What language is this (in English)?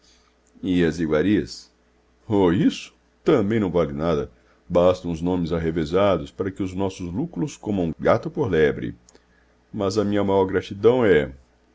Portuguese